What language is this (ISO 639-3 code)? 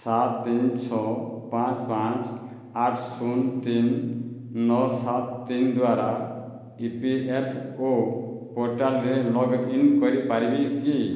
ori